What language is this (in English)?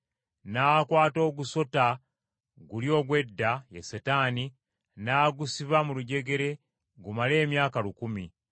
Ganda